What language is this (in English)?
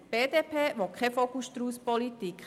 Swiss German